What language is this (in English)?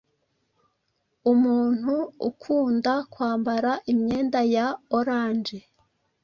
Kinyarwanda